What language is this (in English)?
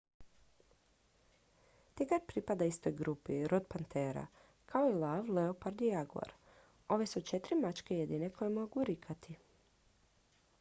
Croatian